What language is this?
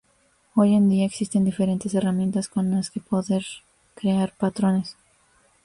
Spanish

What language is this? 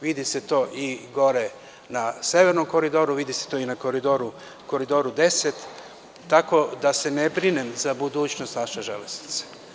Serbian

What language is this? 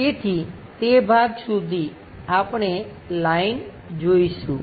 Gujarati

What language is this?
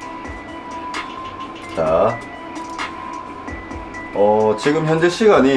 Korean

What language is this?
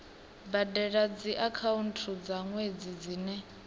Venda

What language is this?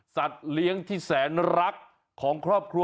Thai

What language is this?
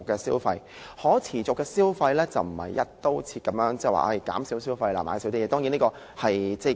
Cantonese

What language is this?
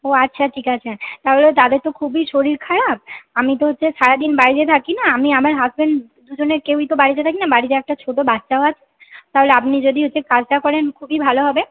Bangla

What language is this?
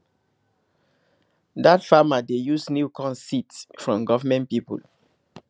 Nigerian Pidgin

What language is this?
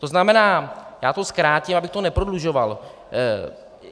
Czech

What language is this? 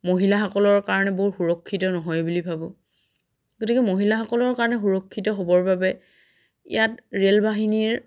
Assamese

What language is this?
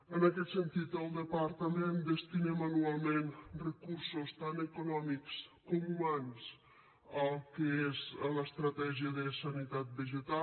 Catalan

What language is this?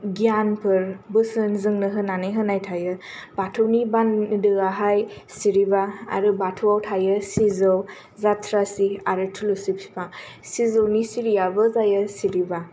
Bodo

